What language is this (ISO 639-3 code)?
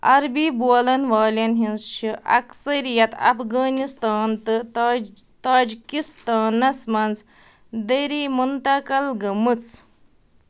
kas